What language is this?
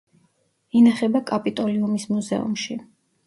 Georgian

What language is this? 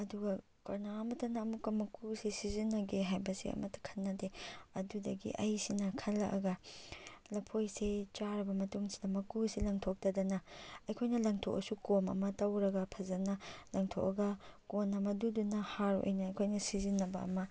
Manipuri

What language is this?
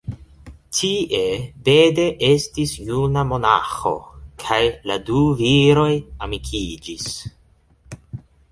Esperanto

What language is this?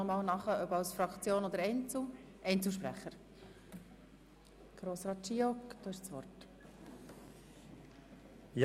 Swiss German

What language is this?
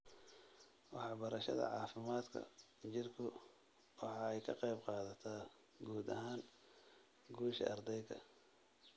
Somali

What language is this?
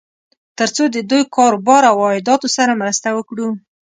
Pashto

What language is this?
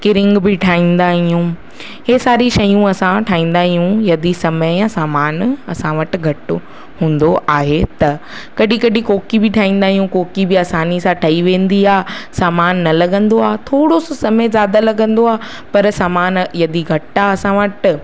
Sindhi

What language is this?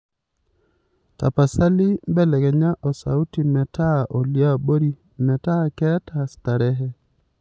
Masai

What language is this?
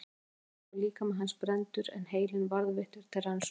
Icelandic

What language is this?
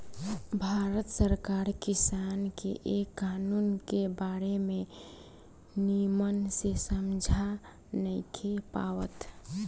Bhojpuri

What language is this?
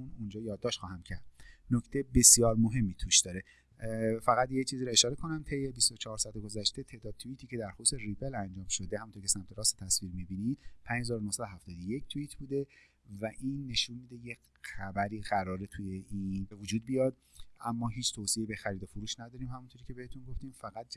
Persian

